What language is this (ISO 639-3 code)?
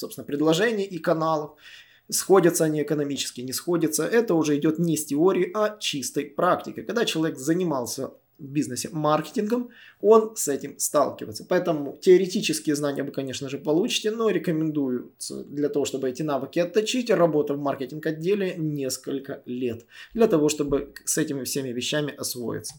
rus